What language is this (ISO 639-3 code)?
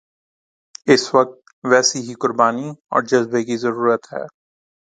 urd